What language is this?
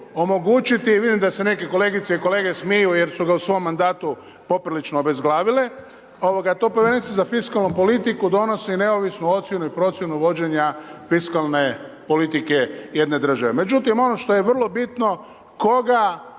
Croatian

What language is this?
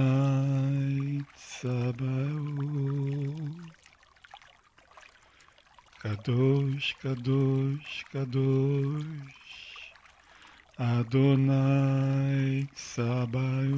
Russian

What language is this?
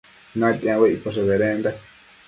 Matsés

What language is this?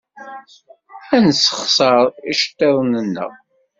Kabyle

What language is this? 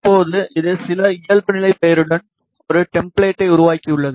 Tamil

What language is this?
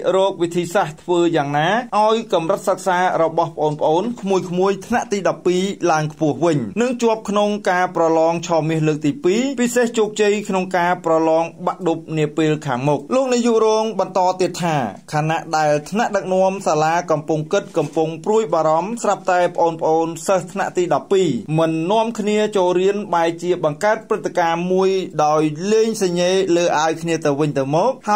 Thai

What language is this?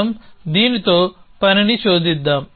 Telugu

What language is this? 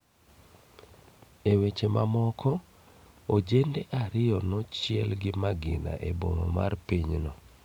Luo (Kenya and Tanzania)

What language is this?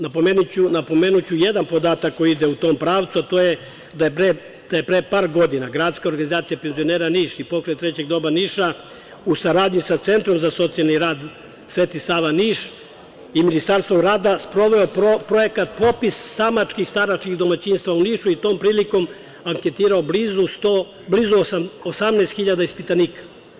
Serbian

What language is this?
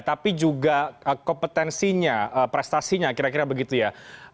Indonesian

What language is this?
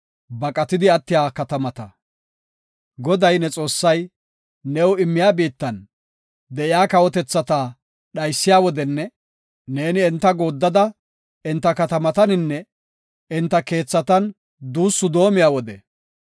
Gofa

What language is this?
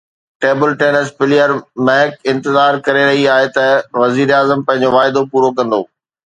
Sindhi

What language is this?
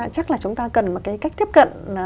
Vietnamese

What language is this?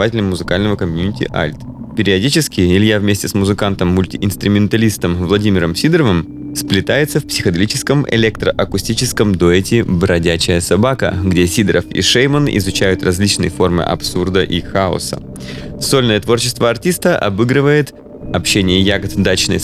Russian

